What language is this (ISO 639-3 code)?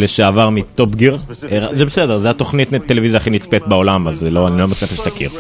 heb